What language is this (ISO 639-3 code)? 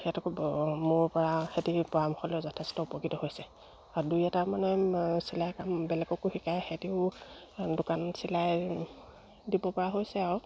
asm